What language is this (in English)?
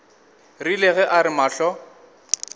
Northern Sotho